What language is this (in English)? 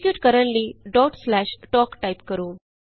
Punjabi